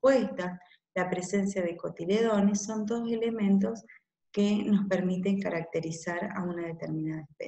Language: Spanish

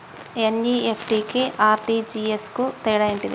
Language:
Telugu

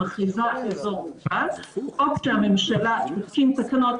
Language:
Hebrew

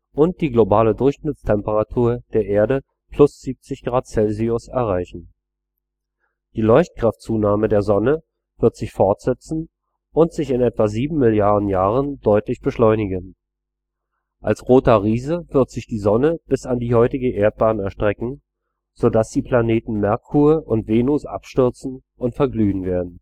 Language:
German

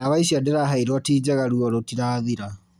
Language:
Kikuyu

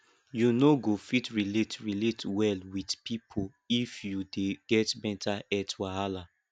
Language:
Nigerian Pidgin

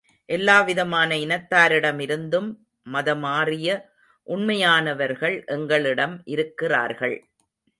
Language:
Tamil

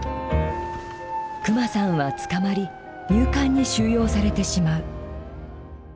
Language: Japanese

